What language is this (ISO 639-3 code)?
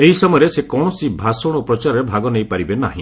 ori